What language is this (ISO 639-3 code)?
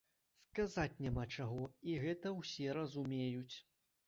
bel